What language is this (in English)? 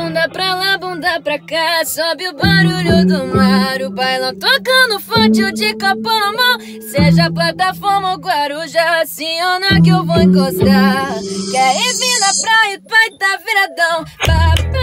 Portuguese